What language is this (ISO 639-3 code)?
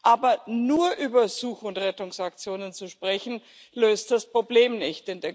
deu